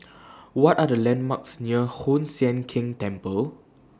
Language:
English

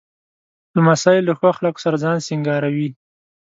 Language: Pashto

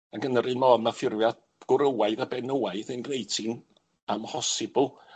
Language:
Welsh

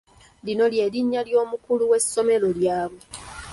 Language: Ganda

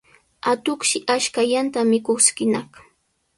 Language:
Sihuas Ancash Quechua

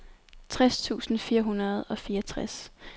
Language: Danish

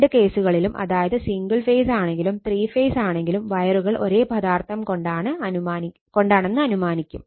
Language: Malayalam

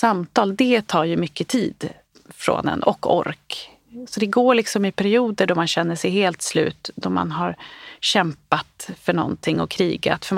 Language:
Swedish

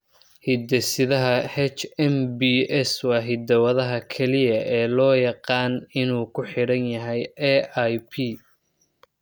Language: Somali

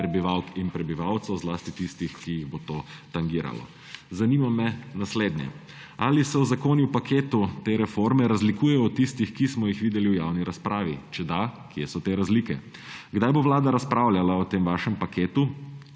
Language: Slovenian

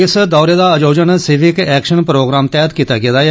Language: Dogri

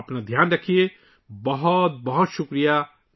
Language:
Urdu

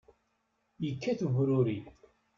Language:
Kabyle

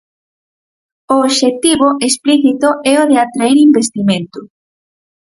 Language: Galician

